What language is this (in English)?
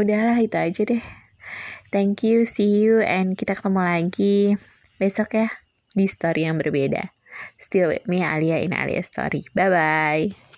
Indonesian